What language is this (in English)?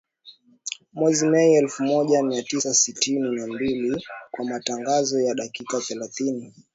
Swahili